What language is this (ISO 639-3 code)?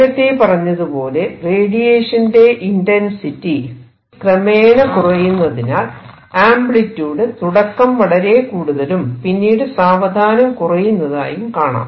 mal